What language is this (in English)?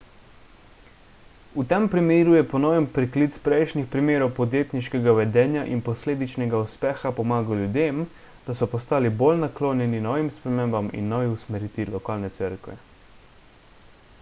Slovenian